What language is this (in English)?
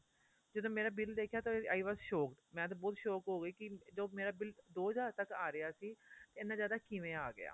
Punjabi